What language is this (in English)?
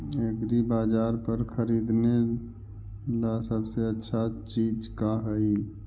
Magahi